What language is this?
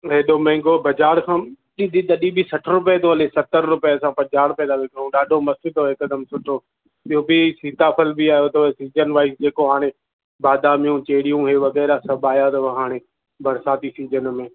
Sindhi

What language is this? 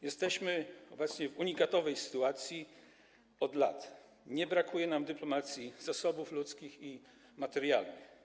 Polish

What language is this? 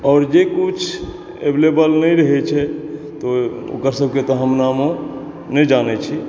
Maithili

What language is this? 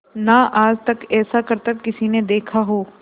Hindi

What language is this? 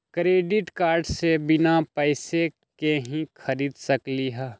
Magahi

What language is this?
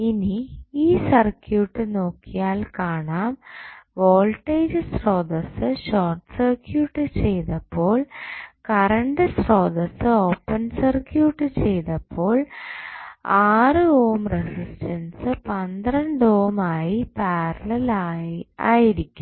Malayalam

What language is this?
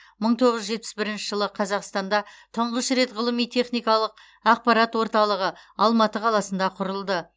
Kazakh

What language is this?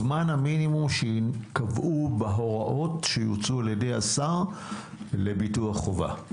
Hebrew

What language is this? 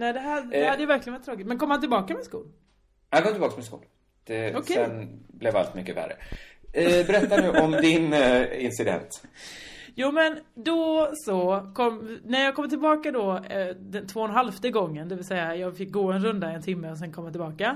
Swedish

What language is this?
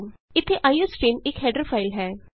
Punjabi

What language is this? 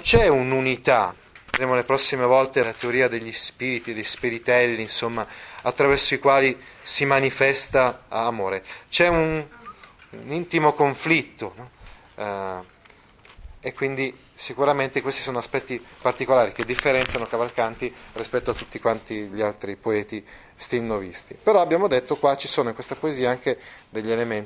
Italian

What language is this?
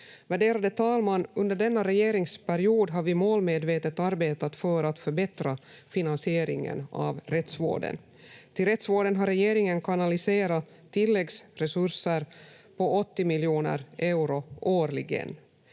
Finnish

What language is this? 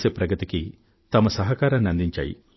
Telugu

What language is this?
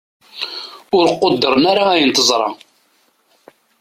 Kabyle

